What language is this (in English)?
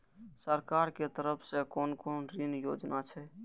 Maithili